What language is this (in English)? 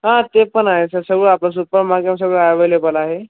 Marathi